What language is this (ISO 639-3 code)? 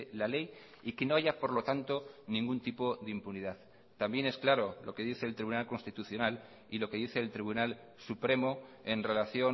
spa